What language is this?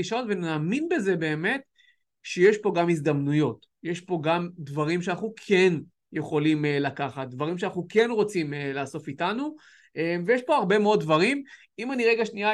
Hebrew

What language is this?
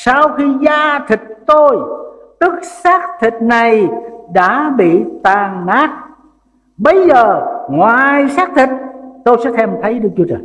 Vietnamese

